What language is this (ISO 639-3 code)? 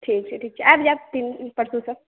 mai